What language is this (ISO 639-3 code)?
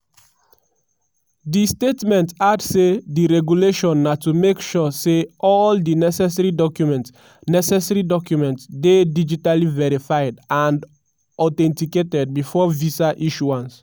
pcm